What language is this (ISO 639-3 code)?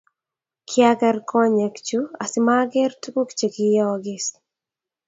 kln